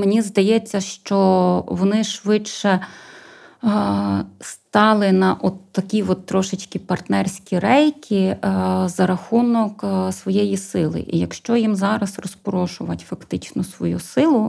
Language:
Ukrainian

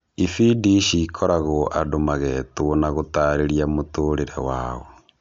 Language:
Kikuyu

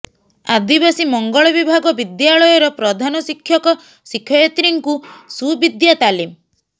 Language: Odia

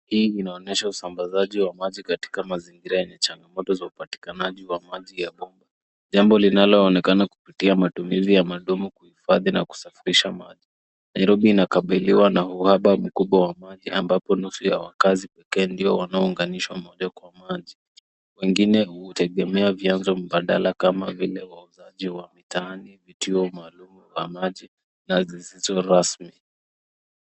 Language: Swahili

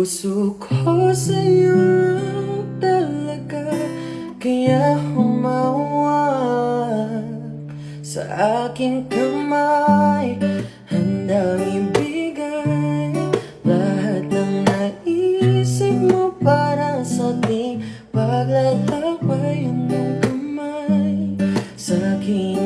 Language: Indonesian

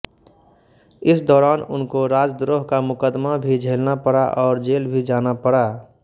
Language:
Hindi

